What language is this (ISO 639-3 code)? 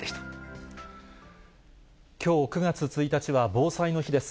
jpn